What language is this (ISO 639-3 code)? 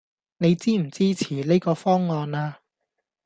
yue